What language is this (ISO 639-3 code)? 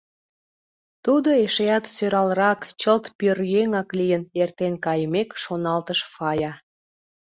chm